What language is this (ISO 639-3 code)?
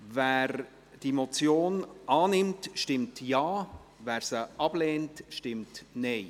gsw